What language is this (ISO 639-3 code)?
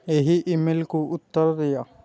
ori